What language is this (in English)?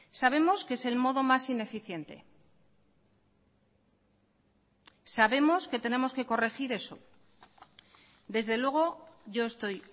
Spanish